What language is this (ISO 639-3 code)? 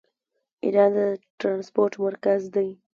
pus